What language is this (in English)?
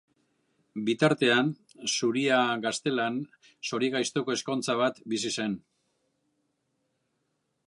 Basque